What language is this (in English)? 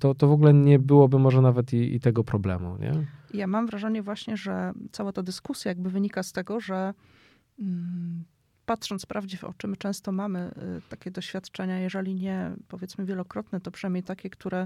Polish